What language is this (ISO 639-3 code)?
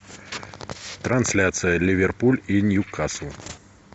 rus